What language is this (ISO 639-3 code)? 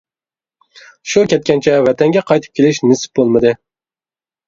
uig